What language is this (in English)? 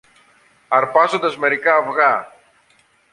Greek